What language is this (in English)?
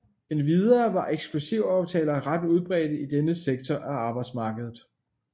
Danish